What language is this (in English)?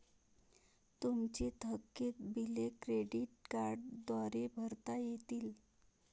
Marathi